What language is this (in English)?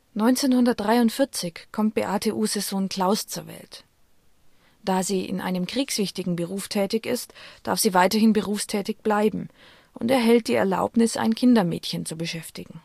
German